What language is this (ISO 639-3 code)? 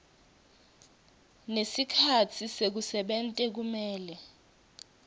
ssw